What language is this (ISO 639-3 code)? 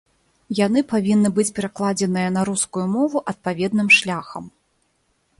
bel